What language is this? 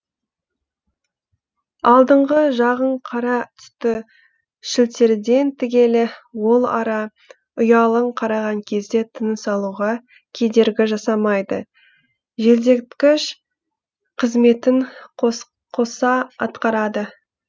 Kazakh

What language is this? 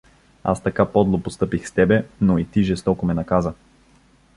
Bulgarian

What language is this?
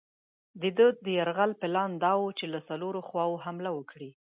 Pashto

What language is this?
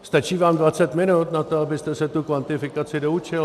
Czech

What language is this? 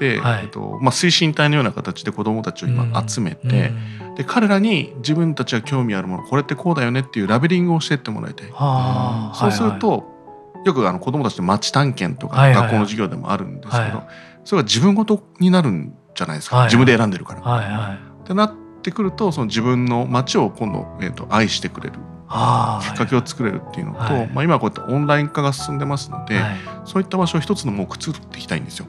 Japanese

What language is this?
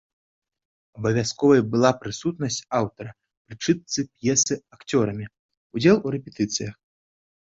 Belarusian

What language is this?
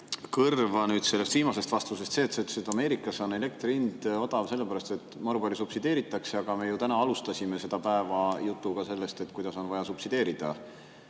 Estonian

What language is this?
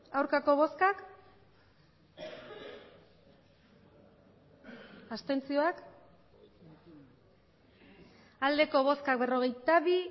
Basque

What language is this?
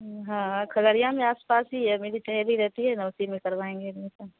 Urdu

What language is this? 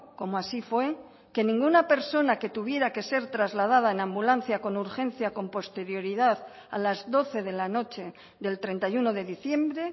Spanish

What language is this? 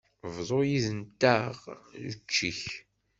Kabyle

